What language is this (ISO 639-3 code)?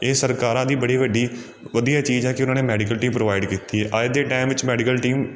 pan